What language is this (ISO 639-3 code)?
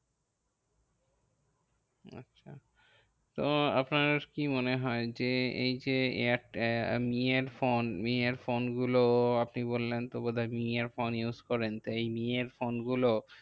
ben